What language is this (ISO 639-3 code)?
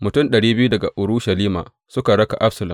hau